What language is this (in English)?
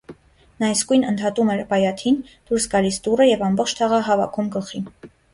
Armenian